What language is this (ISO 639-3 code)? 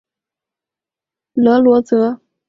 zho